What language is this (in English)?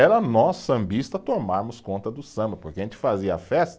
Portuguese